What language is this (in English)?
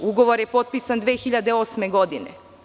Serbian